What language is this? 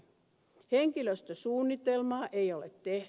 Finnish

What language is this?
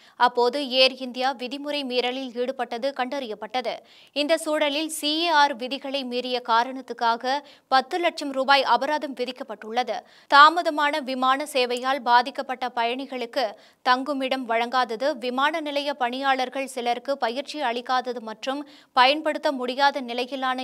Turkish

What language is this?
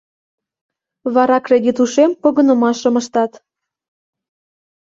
Mari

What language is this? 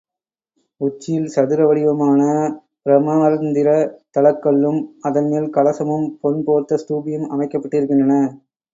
Tamil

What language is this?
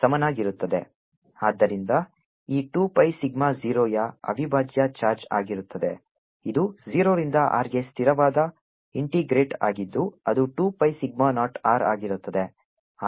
Kannada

